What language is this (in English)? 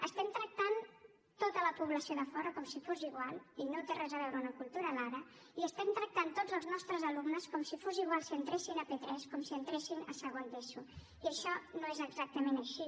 Catalan